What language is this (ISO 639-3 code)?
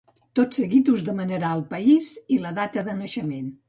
cat